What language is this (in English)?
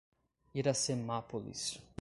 Portuguese